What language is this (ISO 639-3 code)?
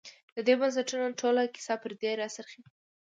pus